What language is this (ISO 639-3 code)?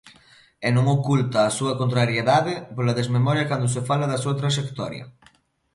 glg